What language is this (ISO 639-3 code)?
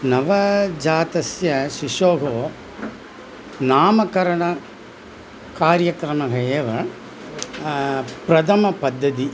san